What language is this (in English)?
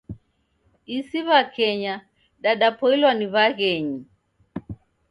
Taita